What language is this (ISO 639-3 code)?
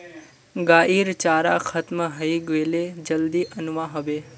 mag